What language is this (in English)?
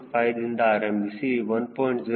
Kannada